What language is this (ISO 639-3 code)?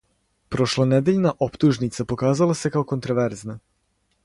srp